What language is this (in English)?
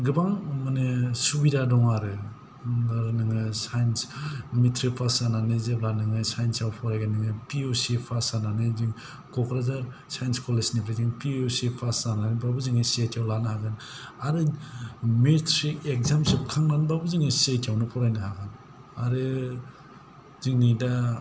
Bodo